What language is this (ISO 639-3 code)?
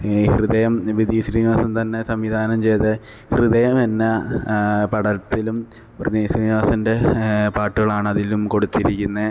mal